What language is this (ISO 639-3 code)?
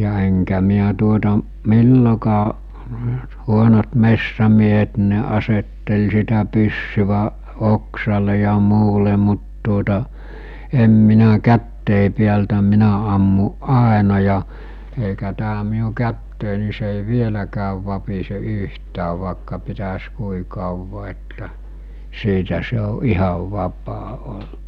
fin